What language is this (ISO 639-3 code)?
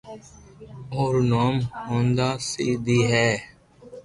lrk